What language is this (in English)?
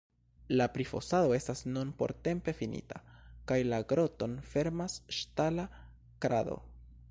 Esperanto